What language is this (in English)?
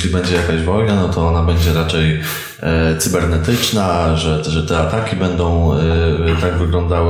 Polish